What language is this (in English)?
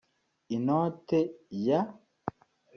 Kinyarwanda